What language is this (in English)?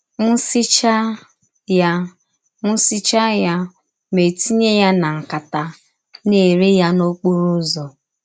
Igbo